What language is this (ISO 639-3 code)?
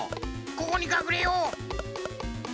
jpn